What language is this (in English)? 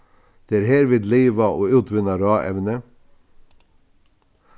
Faroese